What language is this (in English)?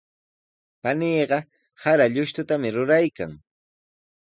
Sihuas Ancash Quechua